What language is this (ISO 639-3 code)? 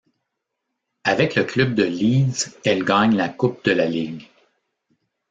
fra